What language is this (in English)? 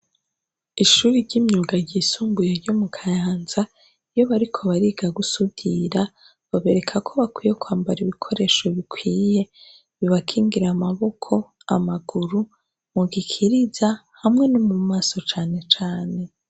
Rundi